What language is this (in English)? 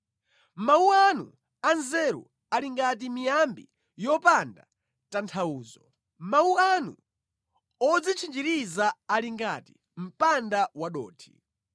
Nyanja